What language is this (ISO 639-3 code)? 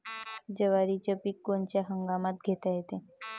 mar